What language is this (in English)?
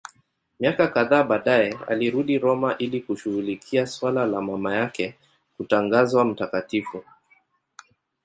Swahili